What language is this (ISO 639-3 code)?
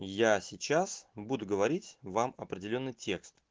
rus